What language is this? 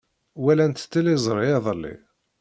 Kabyle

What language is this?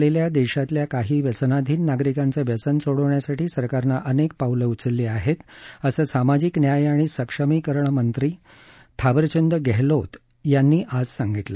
Marathi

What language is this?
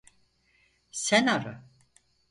Turkish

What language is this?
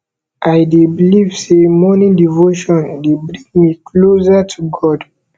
Nigerian Pidgin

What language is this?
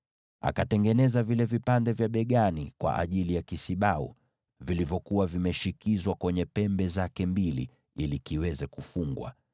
Swahili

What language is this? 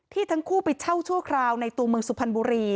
Thai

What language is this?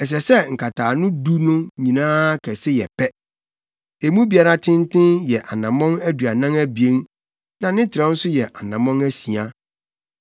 Akan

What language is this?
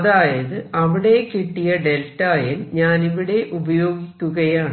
Malayalam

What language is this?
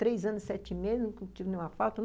Portuguese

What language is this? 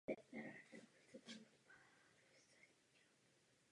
Czech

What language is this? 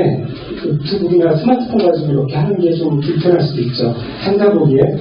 Korean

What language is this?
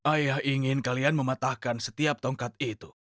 Indonesian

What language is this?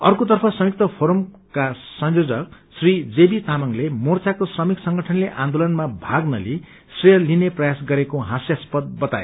Nepali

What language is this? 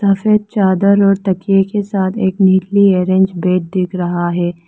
Hindi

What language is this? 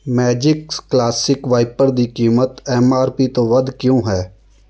Punjabi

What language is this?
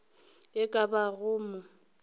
Northern Sotho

